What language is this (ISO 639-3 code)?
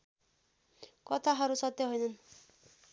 nep